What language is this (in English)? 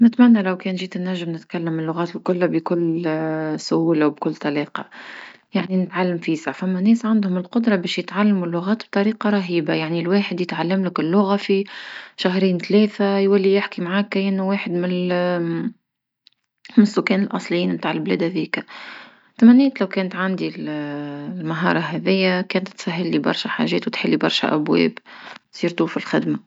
Tunisian Arabic